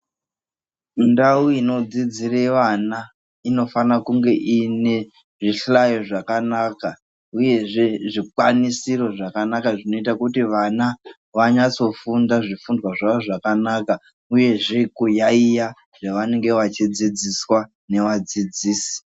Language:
Ndau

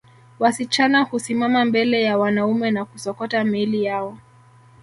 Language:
Swahili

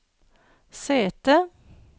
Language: Norwegian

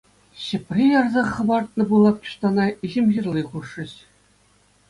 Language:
Chuvash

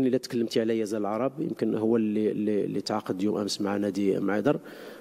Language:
Arabic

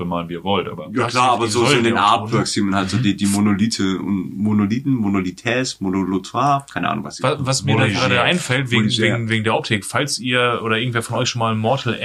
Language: German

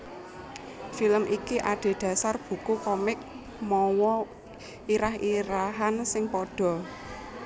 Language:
Javanese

